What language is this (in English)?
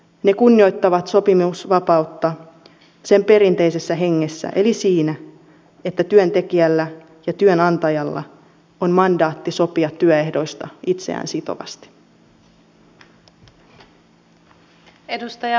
Finnish